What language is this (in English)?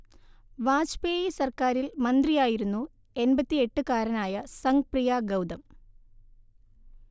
Malayalam